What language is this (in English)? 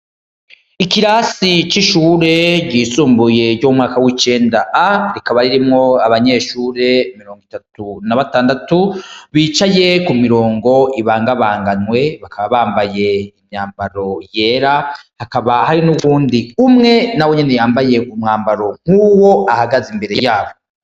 Rundi